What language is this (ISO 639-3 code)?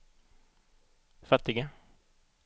swe